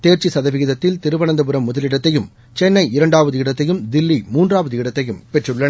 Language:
Tamil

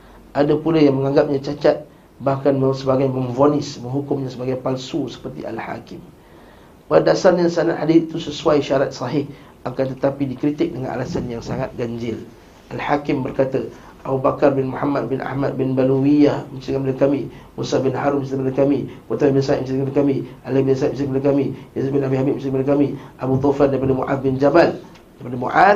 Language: Malay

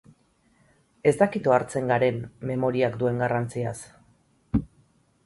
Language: Basque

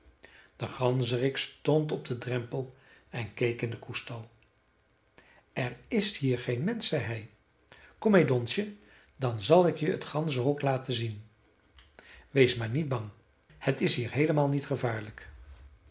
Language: Dutch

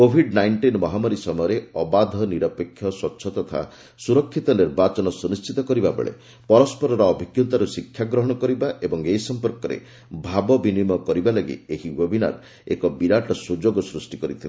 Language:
Odia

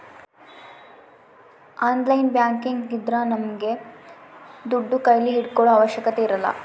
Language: Kannada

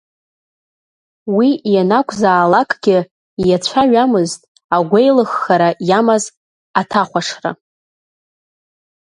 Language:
Abkhazian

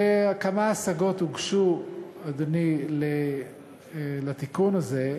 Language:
Hebrew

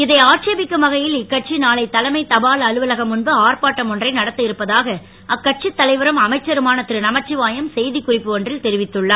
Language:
Tamil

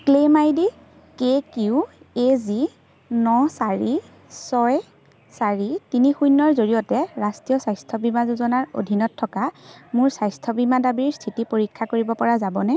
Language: Assamese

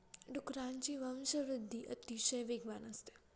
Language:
Marathi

